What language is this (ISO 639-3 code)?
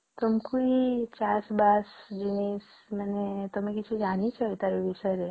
ori